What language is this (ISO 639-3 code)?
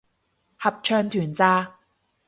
yue